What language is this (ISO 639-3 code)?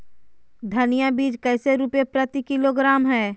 mag